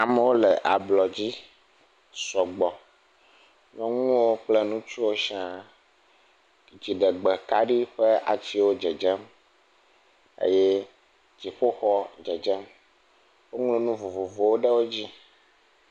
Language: Ewe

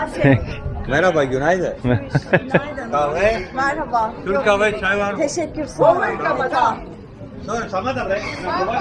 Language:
Turkish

